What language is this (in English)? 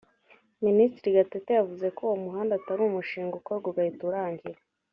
Kinyarwanda